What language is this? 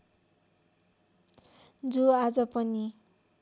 Nepali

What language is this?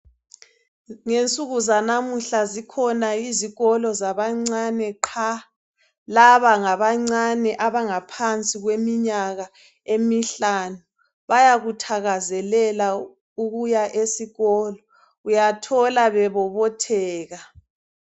North Ndebele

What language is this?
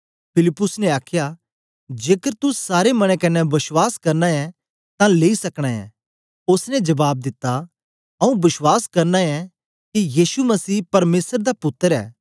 Dogri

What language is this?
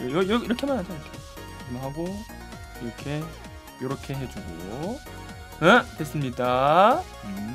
Korean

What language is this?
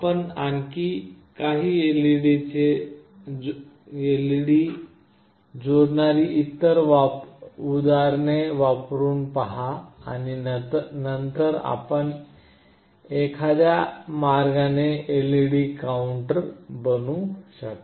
Marathi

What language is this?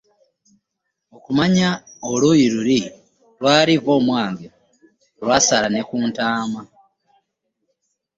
Ganda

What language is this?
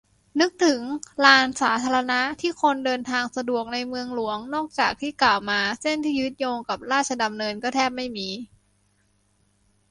Thai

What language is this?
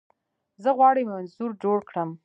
Pashto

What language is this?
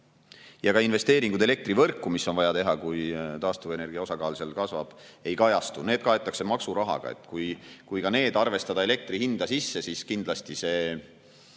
Estonian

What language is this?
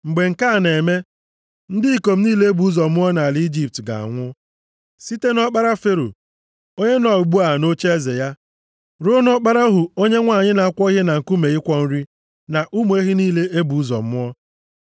Igbo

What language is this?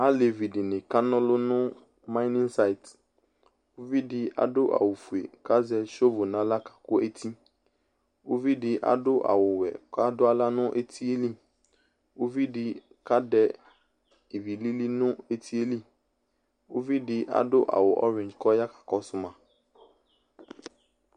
Ikposo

